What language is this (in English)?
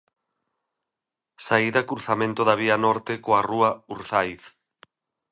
Galician